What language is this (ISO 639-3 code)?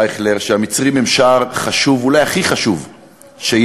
heb